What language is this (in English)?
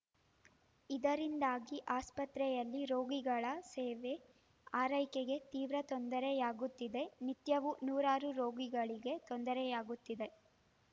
Kannada